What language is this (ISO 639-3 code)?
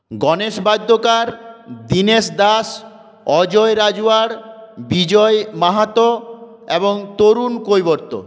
ben